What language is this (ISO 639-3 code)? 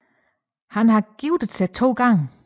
dan